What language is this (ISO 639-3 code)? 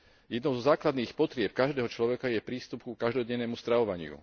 slk